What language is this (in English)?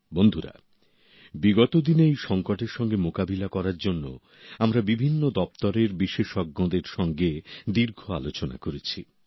Bangla